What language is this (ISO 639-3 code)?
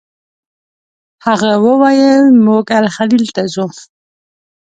pus